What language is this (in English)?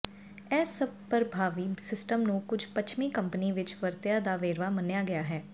Punjabi